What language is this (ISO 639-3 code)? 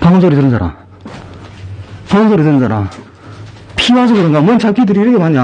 kor